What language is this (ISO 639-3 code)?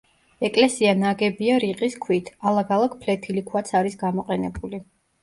kat